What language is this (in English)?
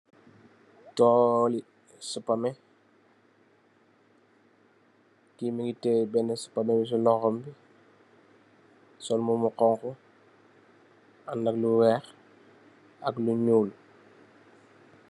Wolof